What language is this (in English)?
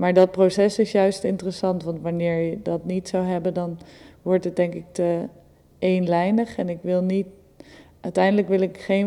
Dutch